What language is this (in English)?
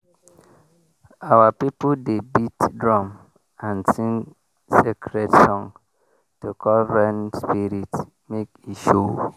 Nigerian Pidgin